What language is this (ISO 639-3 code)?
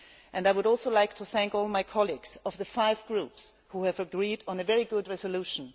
eng